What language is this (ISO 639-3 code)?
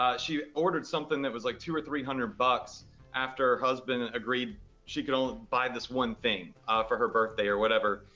eng